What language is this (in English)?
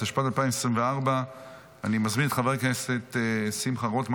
Hebrew